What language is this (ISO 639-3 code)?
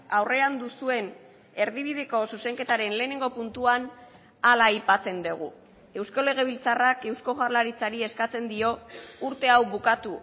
eus